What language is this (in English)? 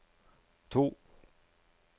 Norwegian